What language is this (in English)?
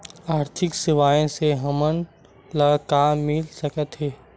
Chhattisgarhi